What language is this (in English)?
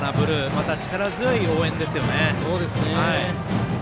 Japanese